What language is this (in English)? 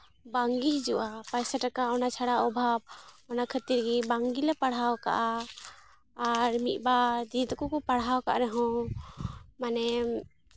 Santali